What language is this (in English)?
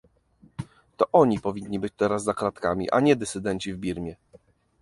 Polish